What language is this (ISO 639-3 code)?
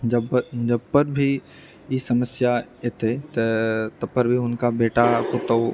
mai